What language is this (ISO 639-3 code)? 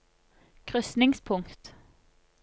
nor